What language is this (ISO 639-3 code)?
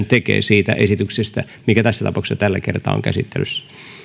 fin